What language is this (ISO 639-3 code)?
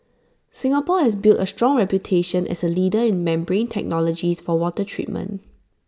eng